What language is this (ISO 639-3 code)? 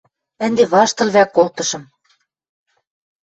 mrj